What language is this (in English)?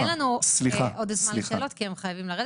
Hebrew